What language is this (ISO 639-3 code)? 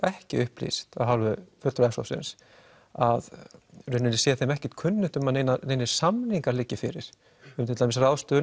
isl